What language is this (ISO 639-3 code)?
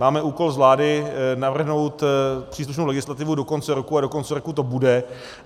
ces